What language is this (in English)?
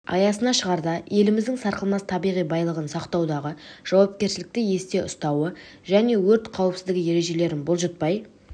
Kazakh